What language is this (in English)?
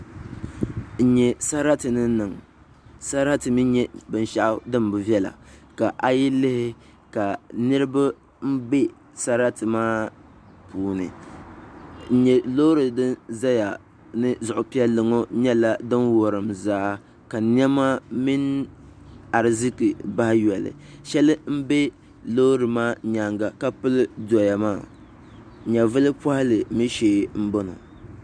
Dagbani